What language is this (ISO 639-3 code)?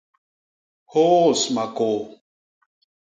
bas